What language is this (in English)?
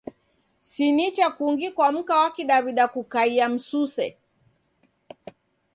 Taita